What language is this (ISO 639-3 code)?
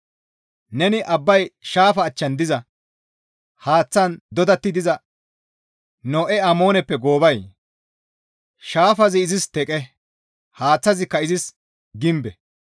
gmv